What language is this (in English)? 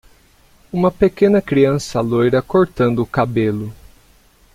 Portuguese